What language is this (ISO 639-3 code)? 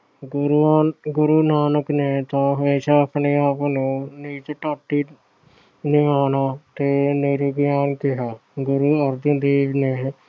pan